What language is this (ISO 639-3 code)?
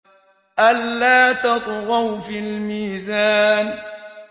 ara